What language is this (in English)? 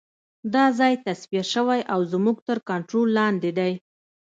Pashto